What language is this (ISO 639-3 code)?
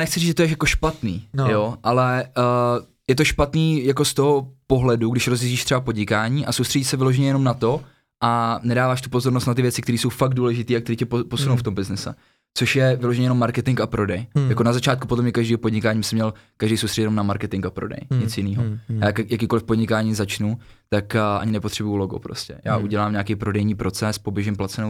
ces